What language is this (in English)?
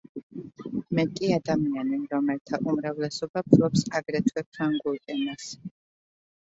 Georgian